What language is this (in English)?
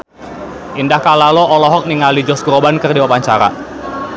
Sundanese